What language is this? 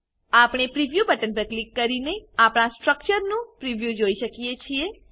Gujarati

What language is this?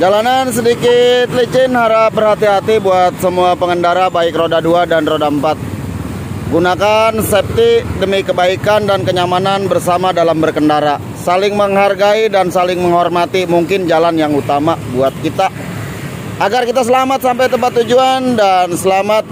Indonesian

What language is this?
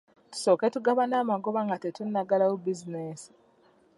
Ganda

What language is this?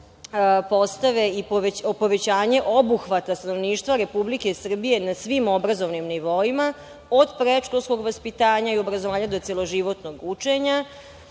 Serbian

